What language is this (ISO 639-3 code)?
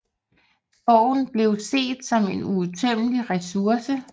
dan